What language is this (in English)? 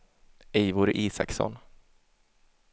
Swedish